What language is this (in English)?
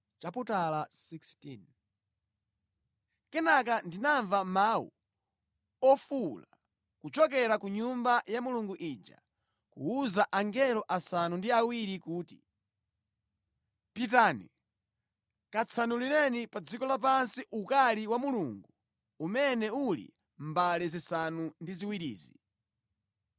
Nyanja